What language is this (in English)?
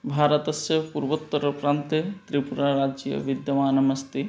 Sanskrit